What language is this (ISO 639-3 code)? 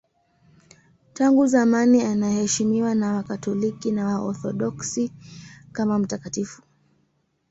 swa